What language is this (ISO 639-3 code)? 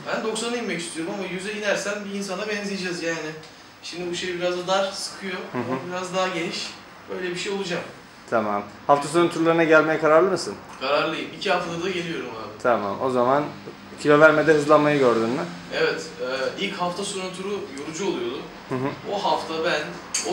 tur